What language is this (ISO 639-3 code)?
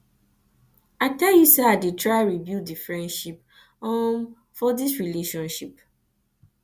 pcm